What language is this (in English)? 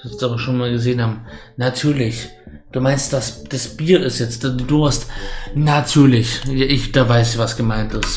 German